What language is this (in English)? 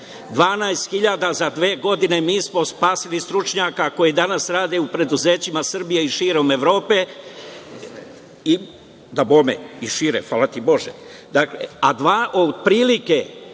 Serbian